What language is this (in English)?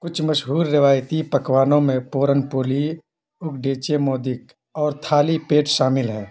Urdu